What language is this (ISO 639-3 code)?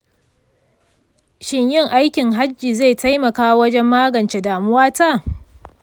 hau